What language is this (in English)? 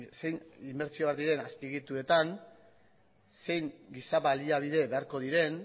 Basque